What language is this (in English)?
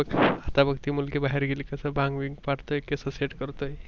Marathi